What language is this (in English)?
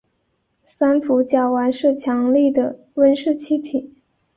Chinese